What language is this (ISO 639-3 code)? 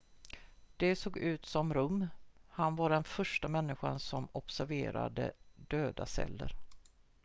swe